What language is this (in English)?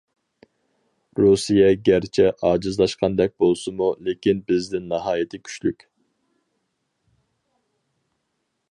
Uyghur